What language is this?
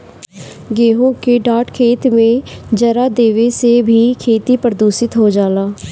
Bhojpuri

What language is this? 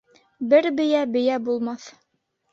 Bashkir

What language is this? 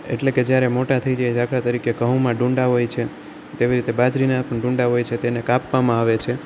Gujarati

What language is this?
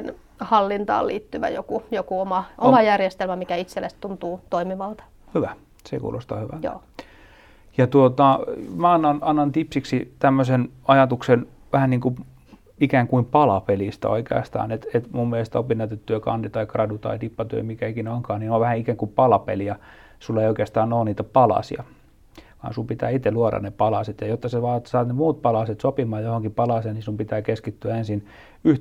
Finnish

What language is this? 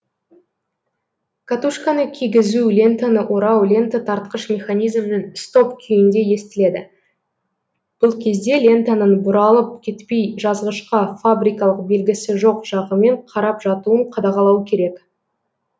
Kazakh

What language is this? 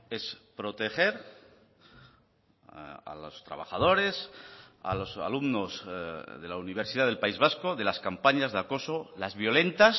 Spanish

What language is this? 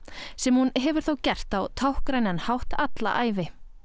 Icelandic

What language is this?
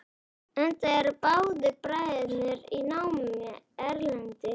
Icelandic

